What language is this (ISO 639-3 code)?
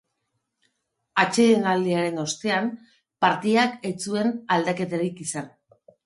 eus